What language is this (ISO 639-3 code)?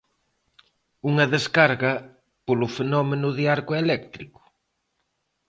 glg